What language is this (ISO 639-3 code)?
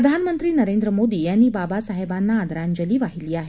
mar